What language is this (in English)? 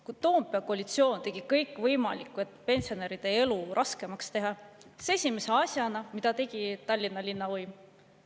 Estonian